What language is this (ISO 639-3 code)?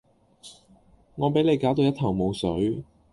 yue